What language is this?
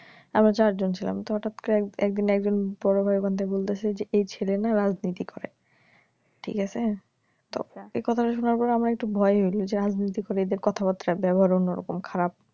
Bangla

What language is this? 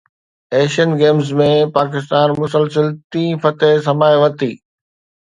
Sindhi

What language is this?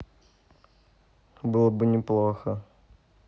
Russian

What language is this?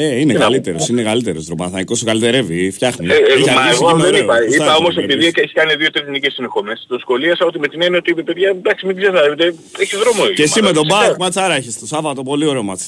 Greek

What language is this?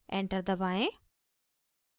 Hindi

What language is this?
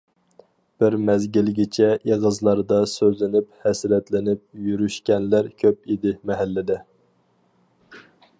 Uyghur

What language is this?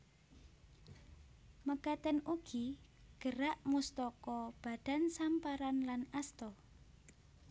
Javanese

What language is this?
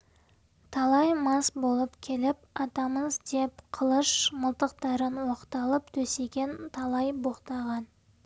Kazakh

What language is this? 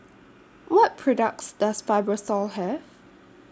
English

